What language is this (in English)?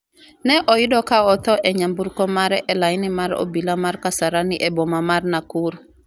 Luo (Kenya and Tanzania)